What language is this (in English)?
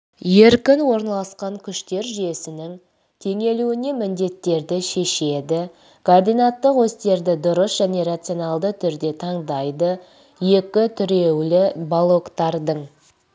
Kazakh